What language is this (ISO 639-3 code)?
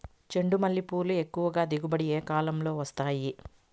tel